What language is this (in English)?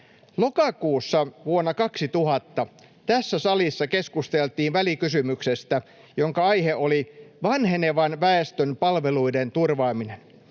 Finnish